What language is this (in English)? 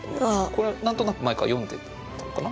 Japanese